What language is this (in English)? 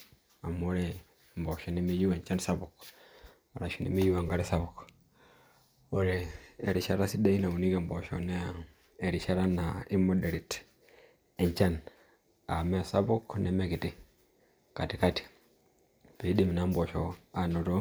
Masai